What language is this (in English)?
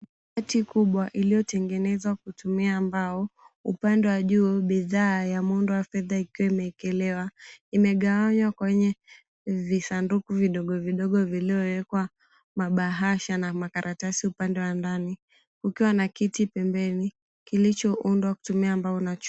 Swahili